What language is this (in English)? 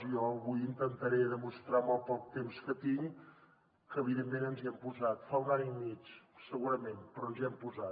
Catalan